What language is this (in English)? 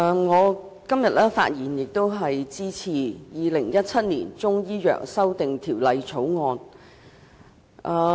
Cantonese